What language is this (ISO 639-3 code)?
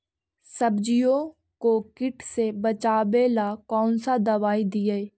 mag